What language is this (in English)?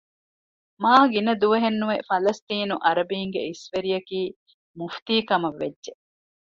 Divehi